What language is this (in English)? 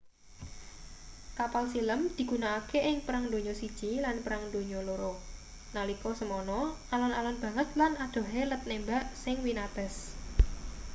Javanese